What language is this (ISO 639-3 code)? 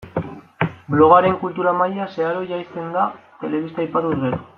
eus